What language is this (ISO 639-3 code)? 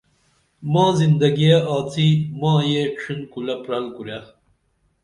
dml